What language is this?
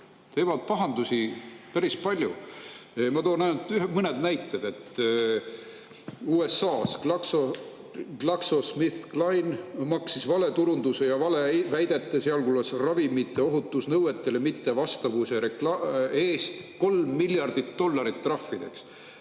Estonian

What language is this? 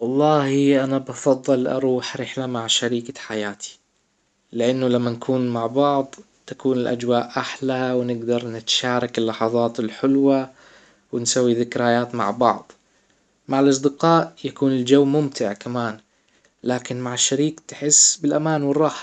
Hijazi Arabic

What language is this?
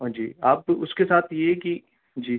Urdu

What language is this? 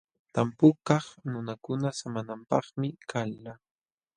Jauja Wanca Quechua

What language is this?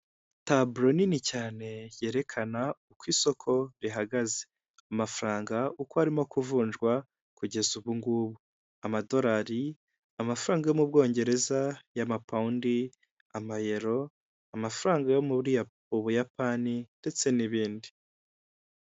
Kinyarwanda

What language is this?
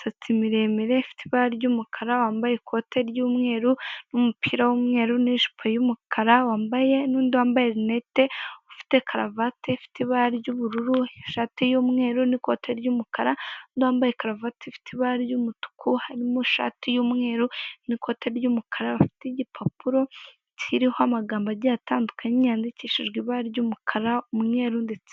Kinyarwanda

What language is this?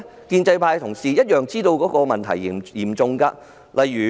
Cantonese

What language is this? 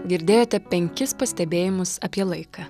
Lithuanian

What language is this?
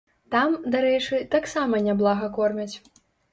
Belarusian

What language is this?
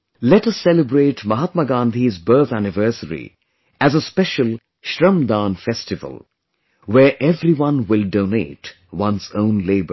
English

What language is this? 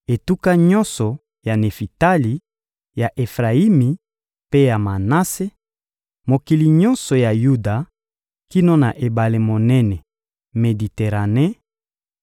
Lingala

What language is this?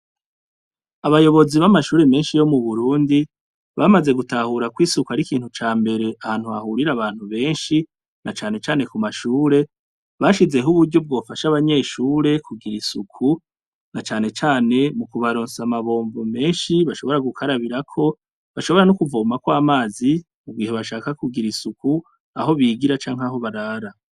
Rundi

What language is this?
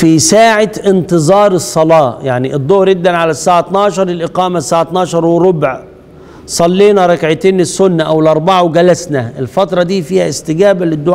Arabic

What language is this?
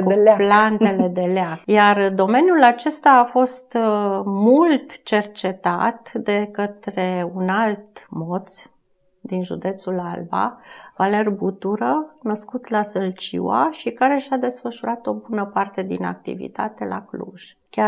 Romanian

